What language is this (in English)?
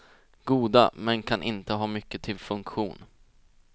Swedish